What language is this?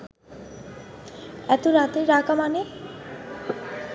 Bangla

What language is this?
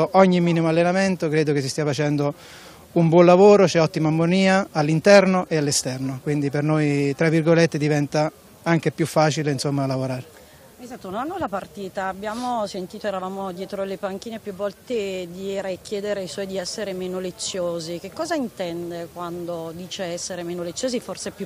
Italian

